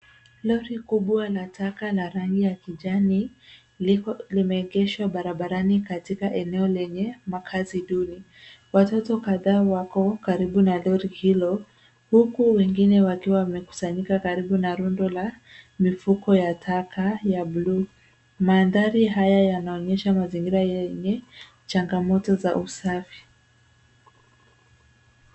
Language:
Swahili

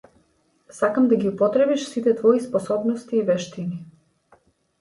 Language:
Macedonian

